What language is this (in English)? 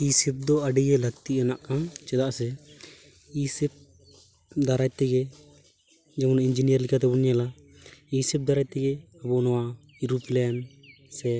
Santali